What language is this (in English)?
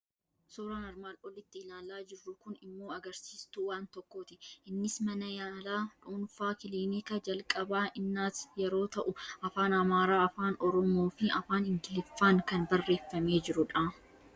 Oromo